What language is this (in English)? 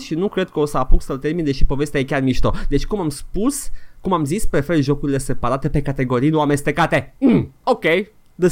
Romanian